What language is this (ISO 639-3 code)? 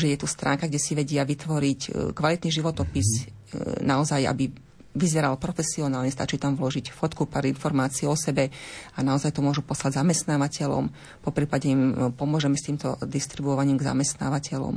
slk